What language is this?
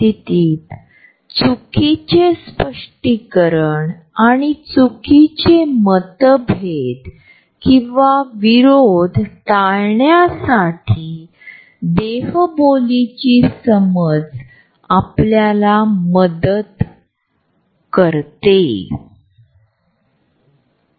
Marathi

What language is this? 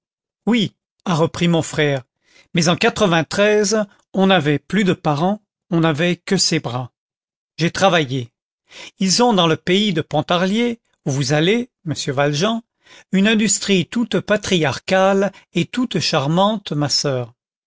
French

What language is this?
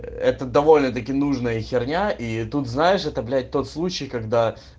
Russian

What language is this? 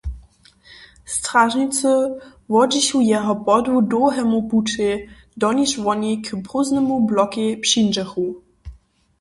Upper Sorbian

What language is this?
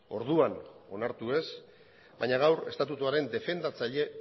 Basque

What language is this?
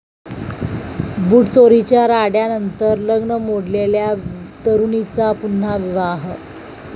Marathi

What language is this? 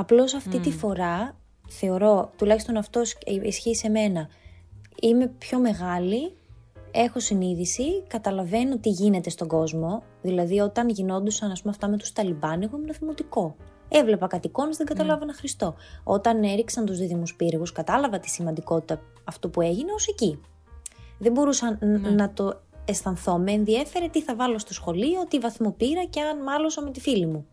Greek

